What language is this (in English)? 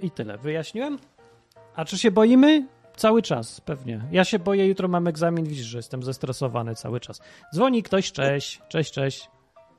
Polish